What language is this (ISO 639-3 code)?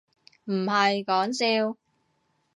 yue